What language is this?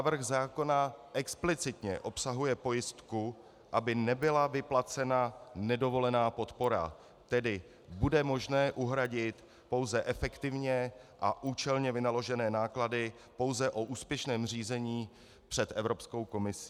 Czech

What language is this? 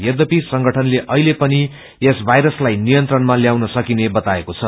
Nepali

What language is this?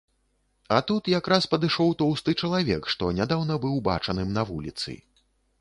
Belarusian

